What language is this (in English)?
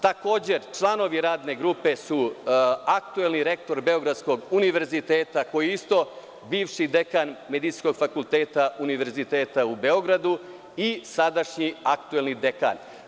Serbian